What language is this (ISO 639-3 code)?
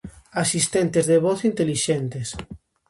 glg